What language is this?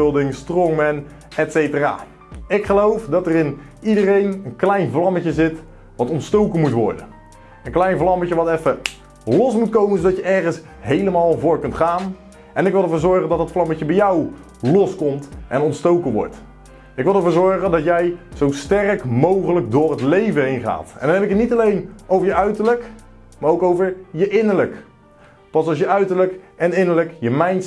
Dutch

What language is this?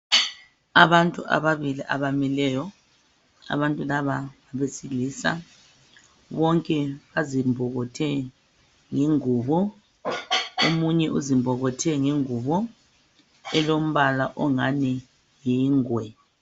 North Ndebele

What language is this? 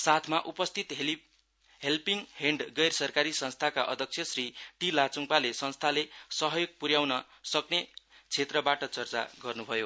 Nepali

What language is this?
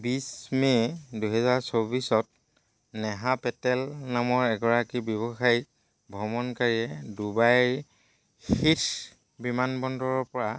Assamese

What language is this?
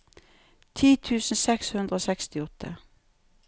Norwegian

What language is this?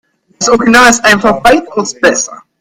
German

